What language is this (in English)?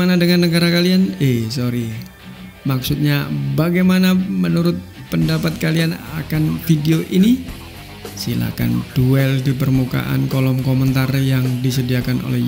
Indonesian